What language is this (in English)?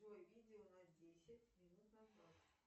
Russian